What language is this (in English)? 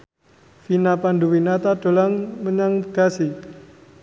Javanese